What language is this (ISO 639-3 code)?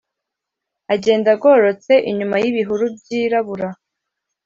kin